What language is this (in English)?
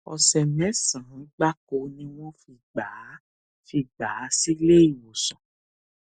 Yoruba